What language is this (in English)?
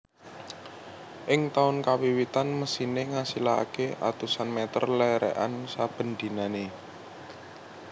Javanese